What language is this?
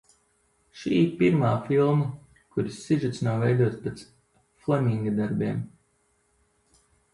Latvian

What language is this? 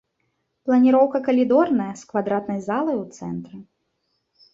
Belarusian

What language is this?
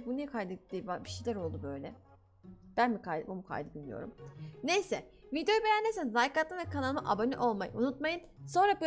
Turkish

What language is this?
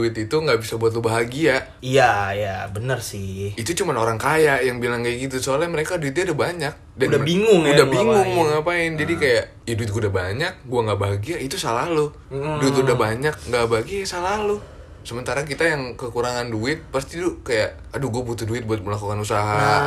Indonesian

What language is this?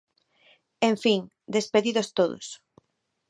Galician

